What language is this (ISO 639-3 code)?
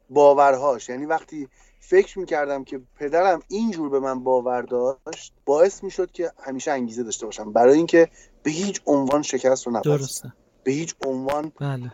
fas